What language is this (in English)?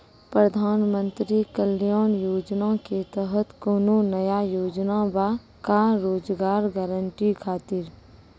Maithili